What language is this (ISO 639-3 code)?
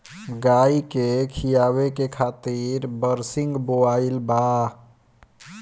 bho